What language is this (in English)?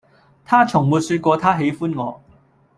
Cantonese